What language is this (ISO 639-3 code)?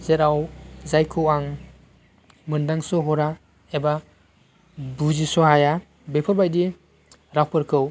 brx